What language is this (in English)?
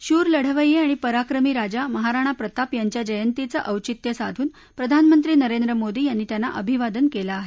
Marathi